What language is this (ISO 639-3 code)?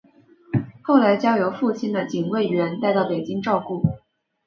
zho